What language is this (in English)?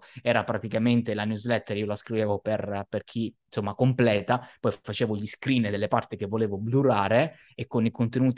Italian